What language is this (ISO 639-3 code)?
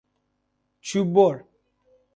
fas